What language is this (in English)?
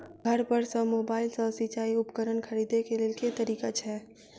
Maithili